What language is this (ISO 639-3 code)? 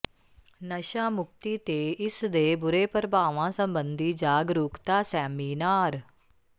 pan